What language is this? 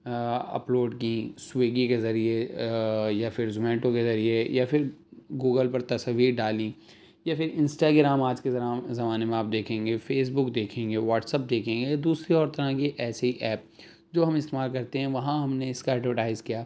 Urdu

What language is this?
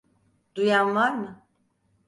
Turkish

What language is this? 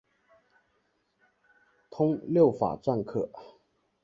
Chinese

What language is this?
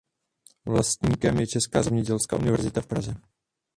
Czech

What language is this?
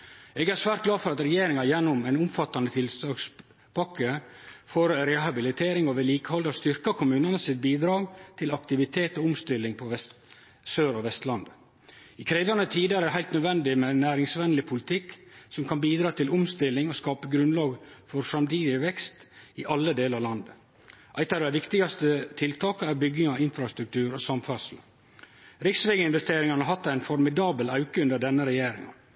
Norwegian Nynorsk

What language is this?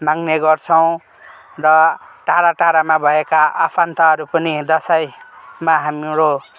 Nepali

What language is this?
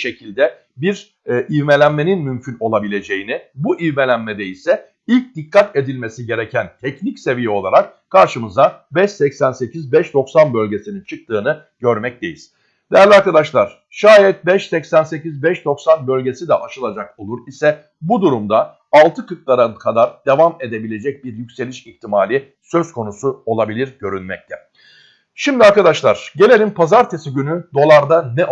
Turkish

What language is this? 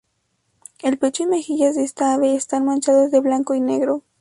Spanish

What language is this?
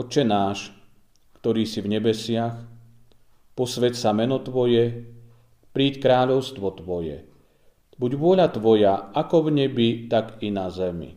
Slovak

